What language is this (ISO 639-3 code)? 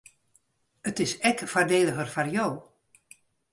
fry